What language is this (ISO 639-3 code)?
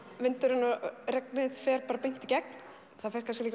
isl